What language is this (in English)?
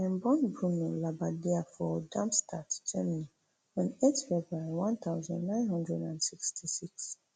Nigerian Pidgin